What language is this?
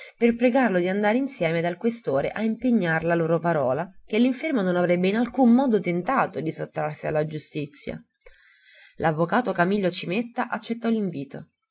Italian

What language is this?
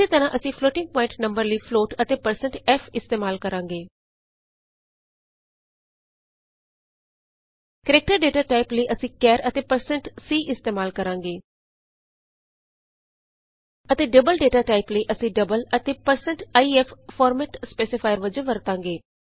Punjabi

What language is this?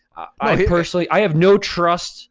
English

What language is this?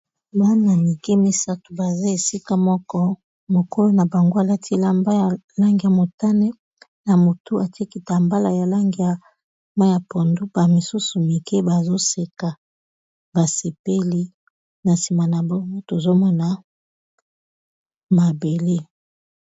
Lingala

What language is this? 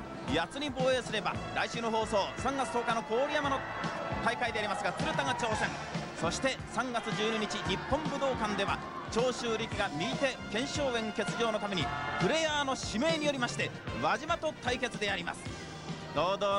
Japanese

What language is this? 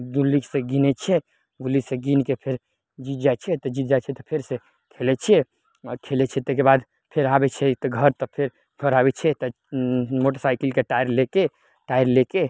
Maithili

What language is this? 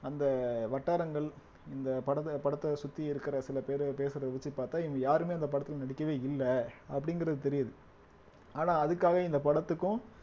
Tamil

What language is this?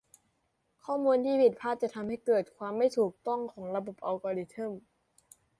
Thai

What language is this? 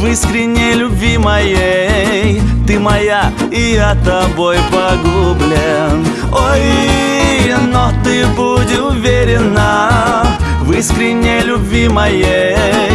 Russian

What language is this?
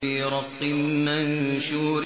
Arabic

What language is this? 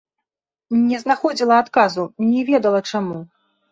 Belarusian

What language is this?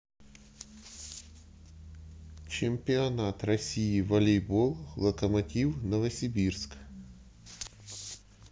Russian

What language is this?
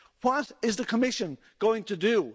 English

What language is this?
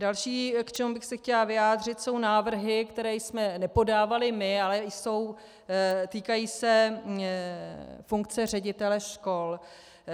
Czech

